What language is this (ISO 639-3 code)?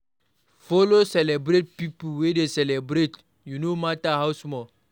pcm